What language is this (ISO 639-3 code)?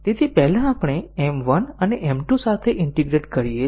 guj